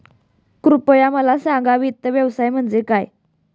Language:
Marathi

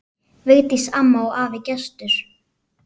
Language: Icelandic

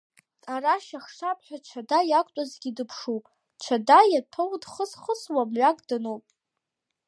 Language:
Abkhazian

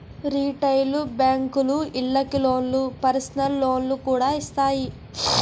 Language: Telugu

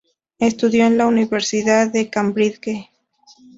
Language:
Spanish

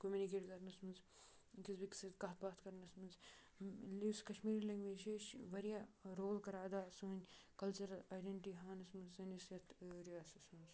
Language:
Kashmiri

